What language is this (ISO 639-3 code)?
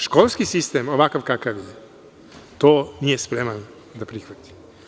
srp